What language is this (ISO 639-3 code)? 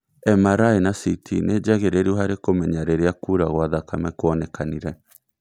kik